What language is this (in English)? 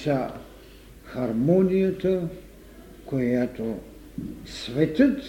Bulgarian